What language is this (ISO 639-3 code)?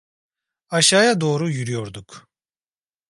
tur